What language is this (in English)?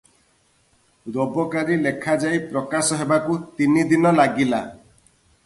Odia